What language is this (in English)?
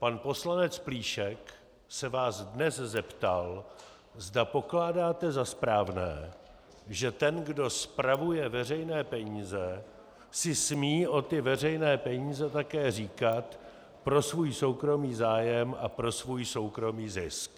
Czech